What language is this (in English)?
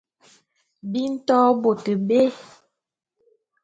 Bulu